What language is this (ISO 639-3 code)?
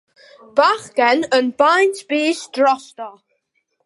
cym